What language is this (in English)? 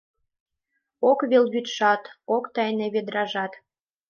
Mari